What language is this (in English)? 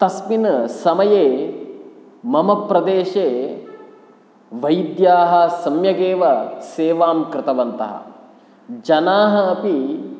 Sanskrit